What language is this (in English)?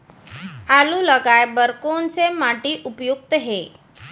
Chhattisgarhi